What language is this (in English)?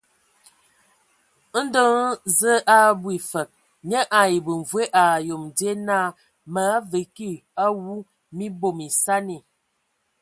Ewondo